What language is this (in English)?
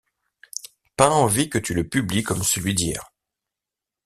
French